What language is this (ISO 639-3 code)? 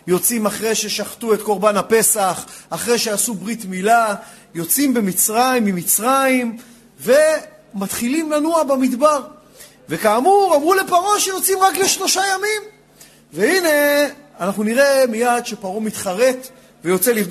heb